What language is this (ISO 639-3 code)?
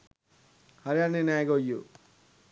sin